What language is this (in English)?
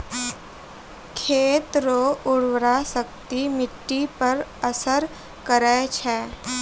Maithili